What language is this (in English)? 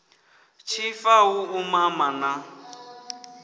Venda